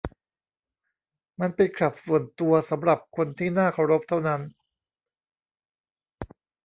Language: Thai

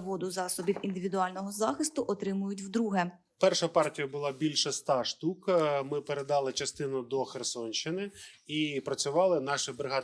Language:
Ukrainian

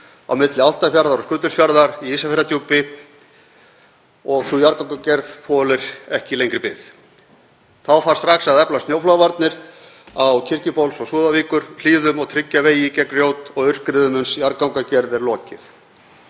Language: Icelandic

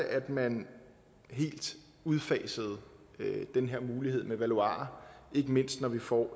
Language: Danish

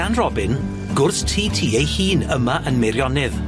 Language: Welsh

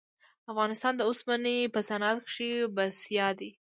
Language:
Pashto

